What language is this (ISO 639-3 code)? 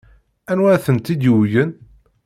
kab